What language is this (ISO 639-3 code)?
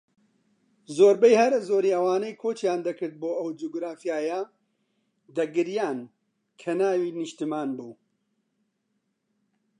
ckb